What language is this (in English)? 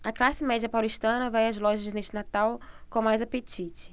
Portuguese